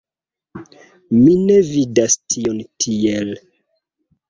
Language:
Esperanto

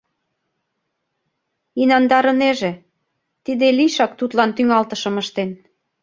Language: Mari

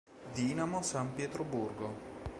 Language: Italian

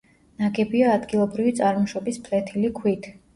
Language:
Georgian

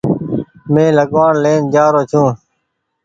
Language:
Goaria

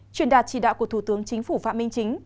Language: Vietnamese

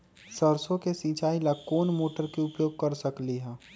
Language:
Magahi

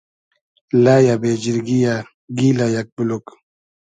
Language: Hazaragi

